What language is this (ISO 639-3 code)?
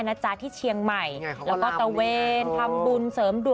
tha